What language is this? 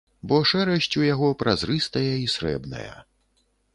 Belarusian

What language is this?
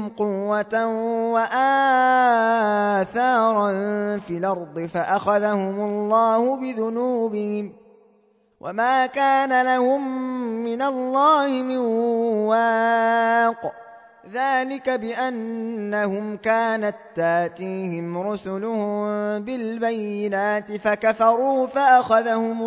Arabic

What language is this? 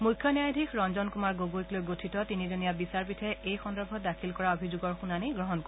Assamese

